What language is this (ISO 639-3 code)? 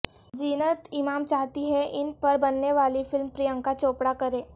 urd